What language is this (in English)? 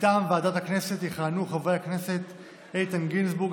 Hebrew